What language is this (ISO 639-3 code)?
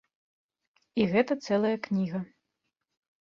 bel